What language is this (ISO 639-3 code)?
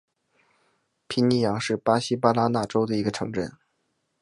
zho